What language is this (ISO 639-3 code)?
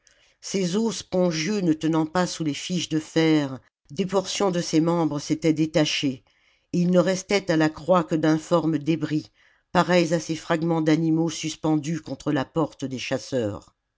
fra